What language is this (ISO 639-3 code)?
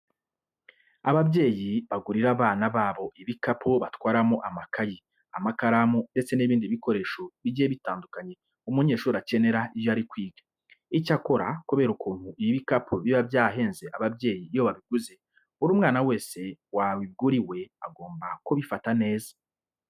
kin